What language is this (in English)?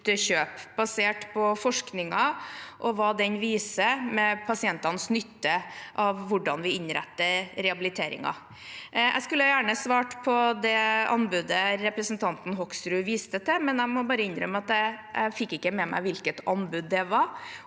Norwegian